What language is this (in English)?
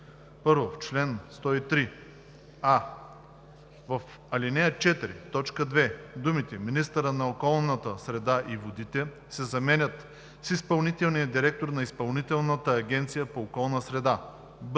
Bulgarian